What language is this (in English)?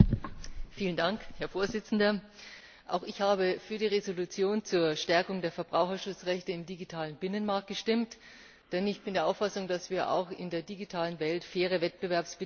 German